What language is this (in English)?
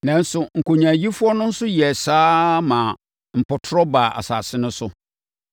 Akan